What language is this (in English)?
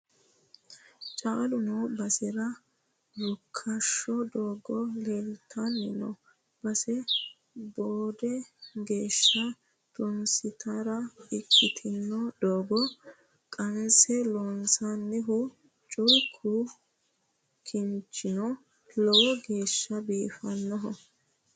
Sidamo